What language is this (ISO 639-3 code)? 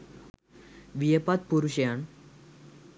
sin